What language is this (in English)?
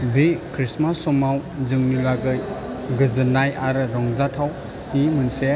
Bodo